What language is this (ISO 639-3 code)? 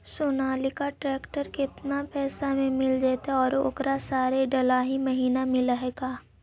mag